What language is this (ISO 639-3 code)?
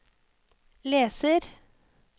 nor